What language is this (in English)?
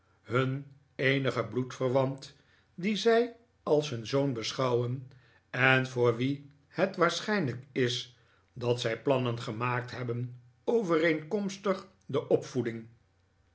Dutch